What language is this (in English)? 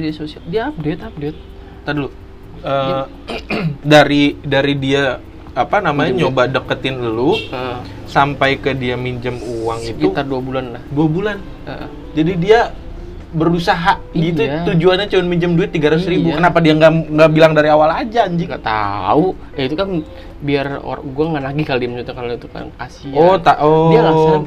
Indonesian